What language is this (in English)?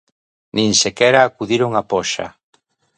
Galician